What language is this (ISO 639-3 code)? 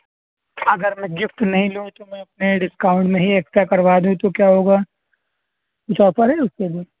urd